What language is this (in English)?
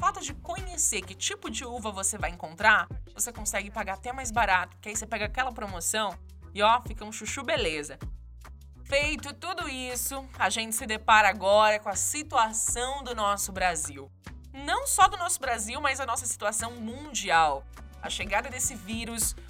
Portuguese